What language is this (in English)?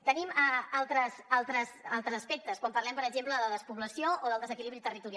Catalan